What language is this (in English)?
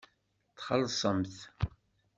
Kabyle